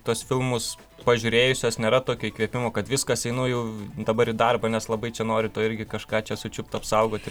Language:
Lithuanian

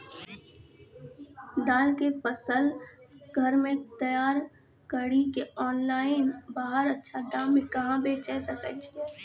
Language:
Maithili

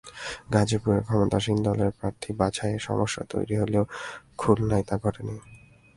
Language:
Bangla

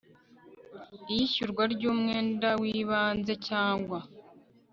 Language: Kinyarwanda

